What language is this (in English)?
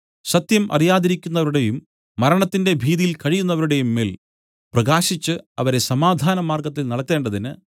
Malayalam